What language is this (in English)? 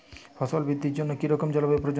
Bangla